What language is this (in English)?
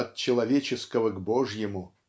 Russian